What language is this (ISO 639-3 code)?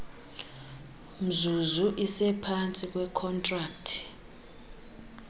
xho